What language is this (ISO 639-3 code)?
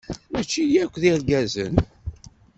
kab